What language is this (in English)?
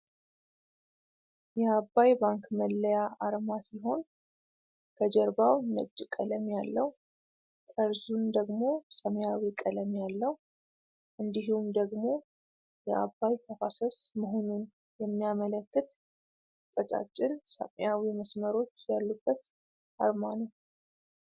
Amharic